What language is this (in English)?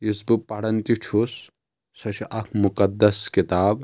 Kashmiri